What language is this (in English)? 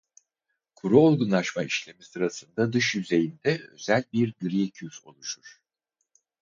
Turkish